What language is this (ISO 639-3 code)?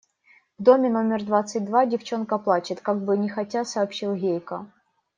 rus